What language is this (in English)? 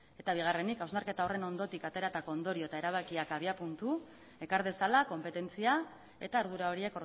Basque